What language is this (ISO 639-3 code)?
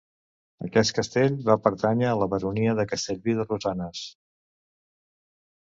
cat